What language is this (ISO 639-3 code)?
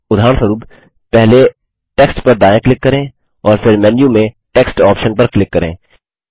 hin